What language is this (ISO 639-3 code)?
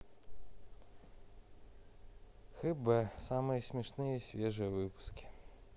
rus